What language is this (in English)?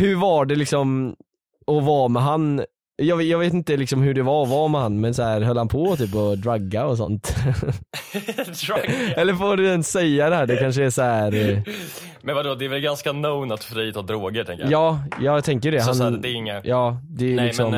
Swedish